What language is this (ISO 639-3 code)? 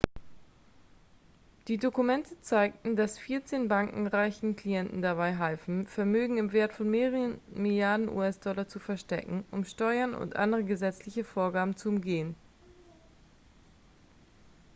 deu